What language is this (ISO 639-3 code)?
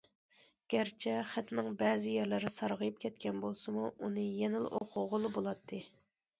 uig